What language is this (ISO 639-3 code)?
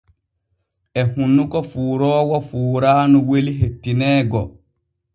fue